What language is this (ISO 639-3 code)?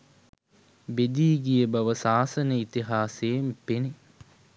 sin